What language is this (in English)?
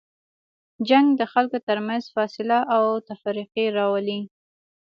Pashto